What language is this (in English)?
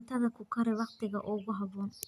Somali